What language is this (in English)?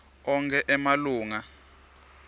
Swati